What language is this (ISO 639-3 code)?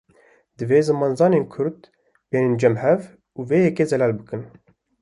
kur